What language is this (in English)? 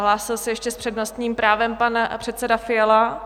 Czech